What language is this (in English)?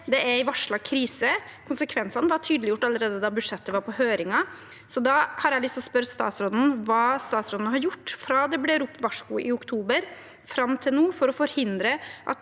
Norwegian